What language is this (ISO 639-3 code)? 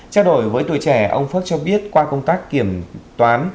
vie